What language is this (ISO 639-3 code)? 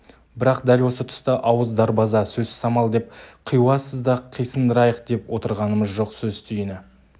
kaz